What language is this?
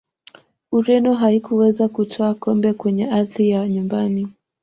Swahili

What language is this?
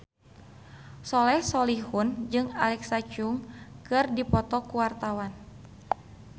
Sundanese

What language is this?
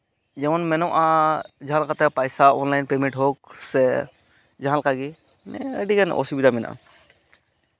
Santali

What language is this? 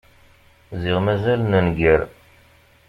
Kabyle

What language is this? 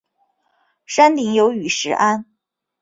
Chinese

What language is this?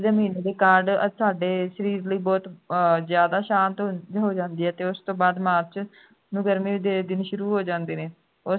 Punjabi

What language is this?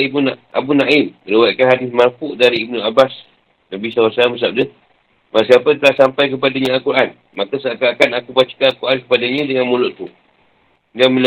Malay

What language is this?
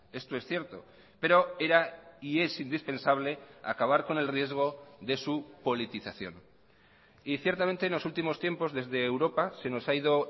Spanish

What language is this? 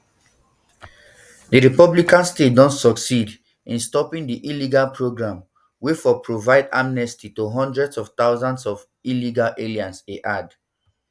Nigerian Pidgin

